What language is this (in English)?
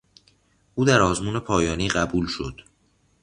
Persian